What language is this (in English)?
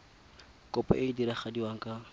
Tswana